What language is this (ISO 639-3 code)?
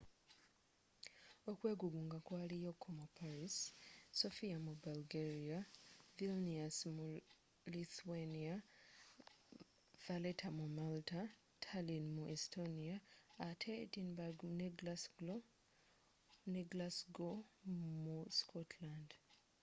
lug